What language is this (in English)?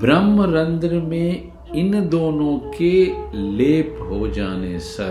Hindi